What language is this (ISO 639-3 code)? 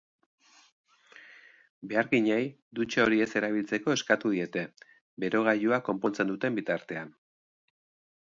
eus